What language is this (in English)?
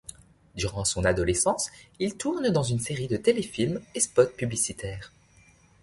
French